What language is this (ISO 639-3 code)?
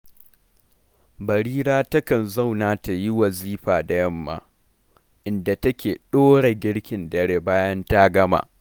hau